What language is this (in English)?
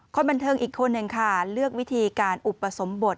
Thai